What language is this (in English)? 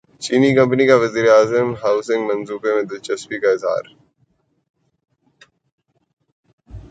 Urdu